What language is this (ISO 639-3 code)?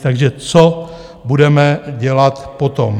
ces